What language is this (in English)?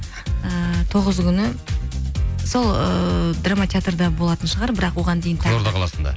Kazakh